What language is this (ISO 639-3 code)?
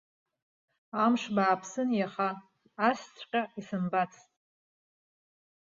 abk